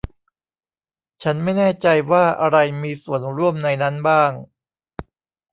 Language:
Thai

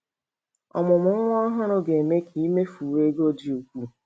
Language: Igbo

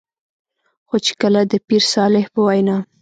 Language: Pashto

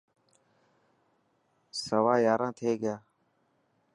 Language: Dhatki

